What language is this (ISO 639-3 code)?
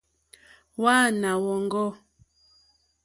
bri